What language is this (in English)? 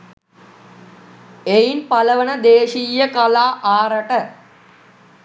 Sinhala